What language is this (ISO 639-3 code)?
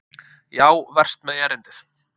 isl